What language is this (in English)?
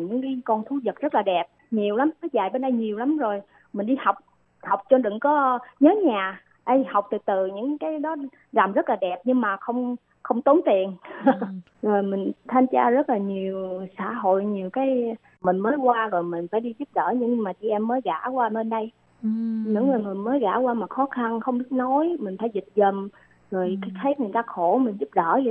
Vietnamese